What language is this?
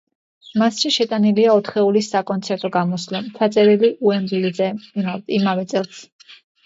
Georgian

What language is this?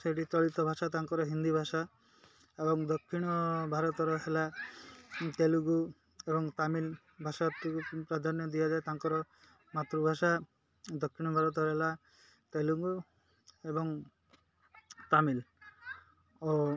Odia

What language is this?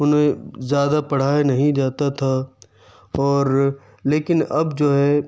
Urdu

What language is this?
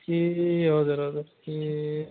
Nepali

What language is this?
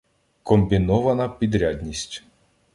Ukrainian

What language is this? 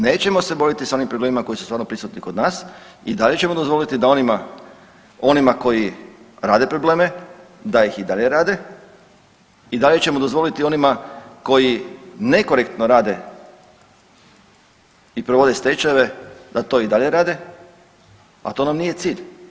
Croatian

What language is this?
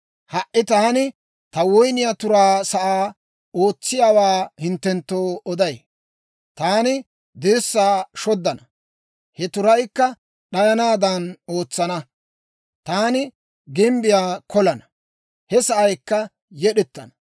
Dawro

